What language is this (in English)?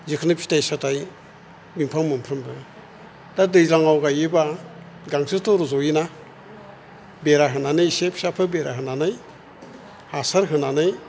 Bodo